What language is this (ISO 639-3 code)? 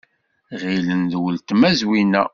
kab